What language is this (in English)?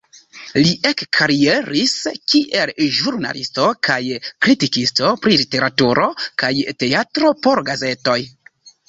Esperanto